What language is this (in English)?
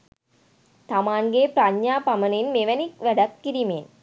Sinhala